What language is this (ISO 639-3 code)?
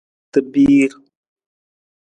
nmz